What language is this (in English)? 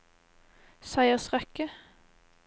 Norwegian